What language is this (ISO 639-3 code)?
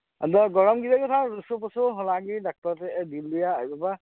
sat